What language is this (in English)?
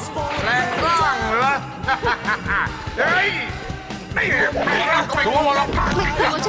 Thai